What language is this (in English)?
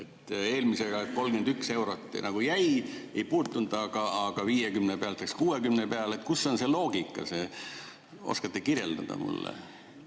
Estonian